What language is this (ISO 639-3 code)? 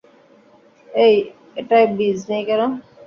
ben